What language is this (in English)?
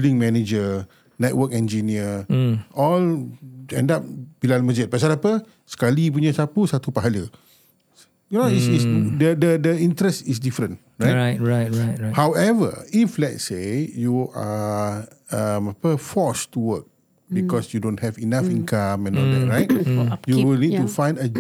Malay